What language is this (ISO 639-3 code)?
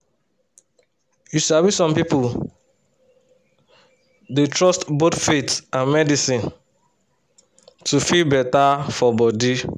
pcm